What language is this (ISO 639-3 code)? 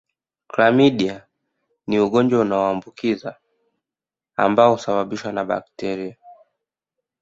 swa